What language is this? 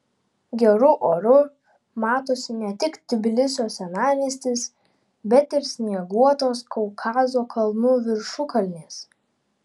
Lithuanian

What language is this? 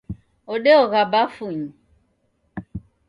Taita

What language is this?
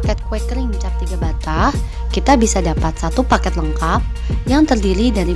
Indonesian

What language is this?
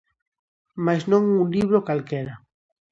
Galician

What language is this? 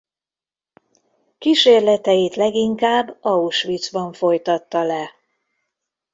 Hungarian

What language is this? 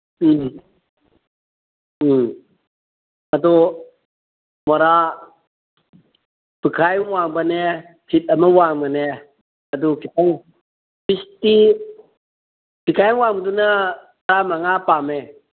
Manipuri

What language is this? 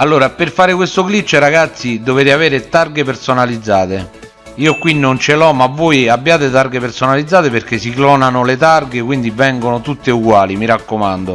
Italian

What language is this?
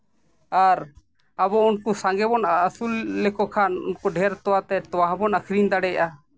Santali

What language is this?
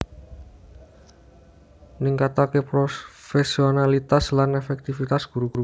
Javanese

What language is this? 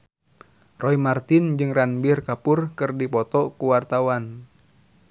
Sundanese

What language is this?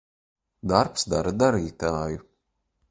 Latvian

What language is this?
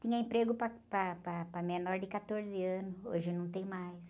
Portuguese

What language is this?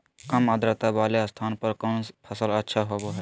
Magahi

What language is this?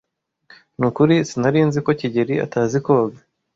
Kinyarwanda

